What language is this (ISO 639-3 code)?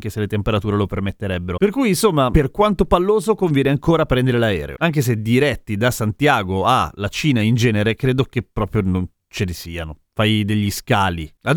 ita